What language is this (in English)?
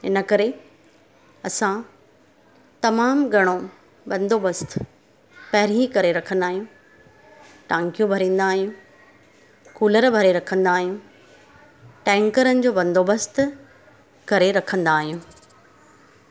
Sindhi